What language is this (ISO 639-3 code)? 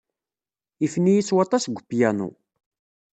kab